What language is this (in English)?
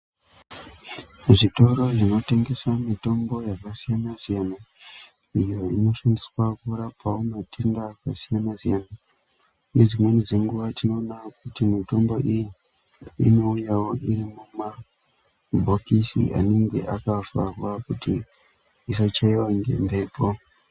Ndau